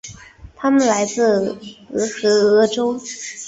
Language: Chinese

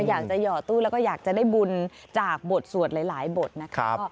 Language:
Thai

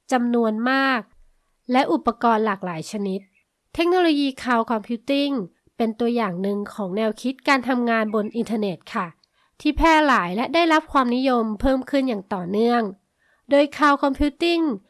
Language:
Thai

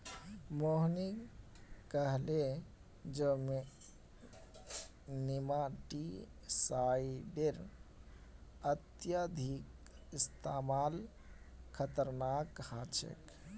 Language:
Magahi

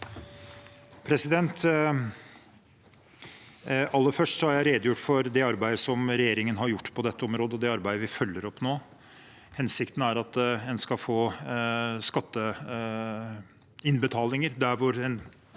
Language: Norwegian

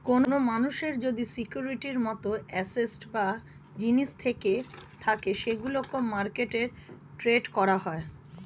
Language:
Bangla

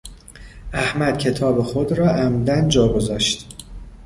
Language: Persian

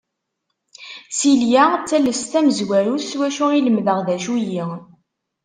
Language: Kabyle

